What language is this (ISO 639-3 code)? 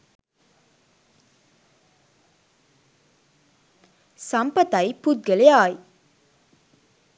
sin